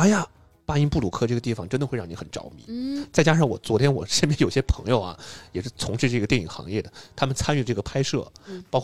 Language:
Chinese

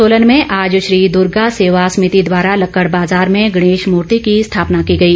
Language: Hindi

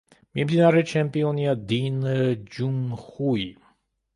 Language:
Georgian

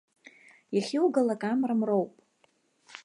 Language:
Abkhazian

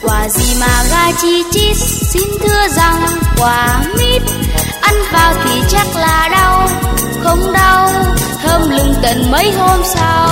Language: Vietnamese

